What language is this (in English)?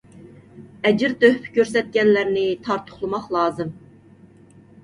Uyghur